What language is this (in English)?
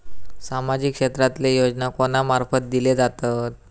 Marathi